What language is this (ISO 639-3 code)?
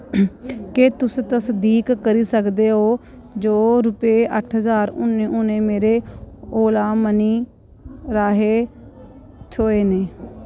doi